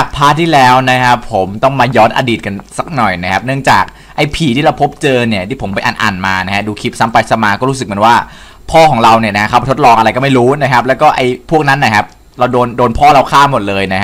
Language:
Thai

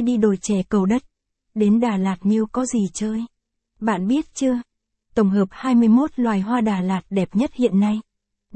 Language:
Vietnamese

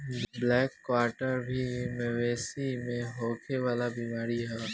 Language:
Bhojpuri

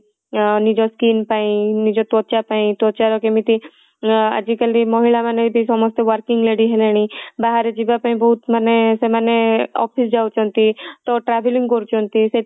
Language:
Odia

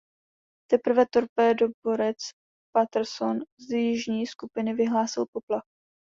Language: Czech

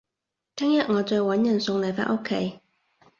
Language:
Cantonese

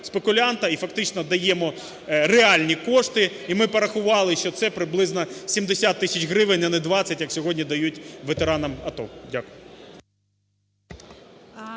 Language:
Ukrainian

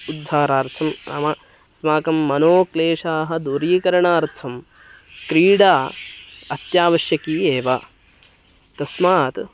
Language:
Sanskrit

